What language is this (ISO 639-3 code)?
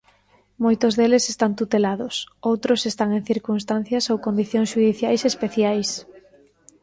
glg